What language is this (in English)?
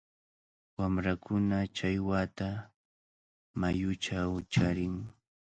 Cajatambo North Lima Quechua